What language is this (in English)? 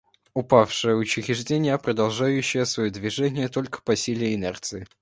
Russian